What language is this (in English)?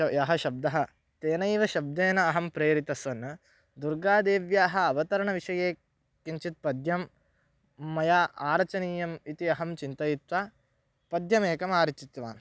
Sanskrit